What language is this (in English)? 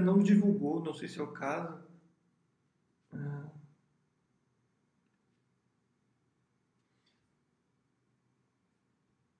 Portuguese